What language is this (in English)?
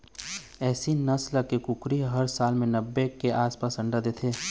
Chhattisgarhi